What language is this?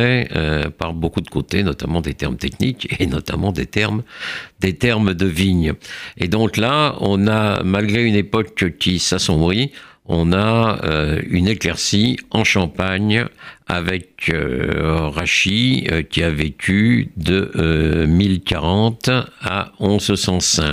French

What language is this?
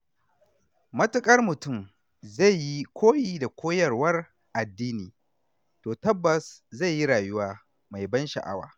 Hausa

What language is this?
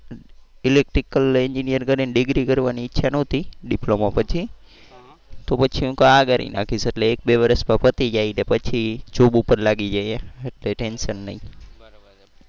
Gujarati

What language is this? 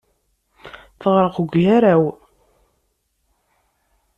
Kabyle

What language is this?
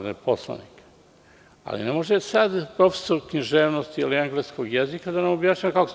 Serbian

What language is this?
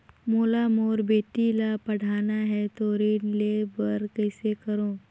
Chhattisgarhi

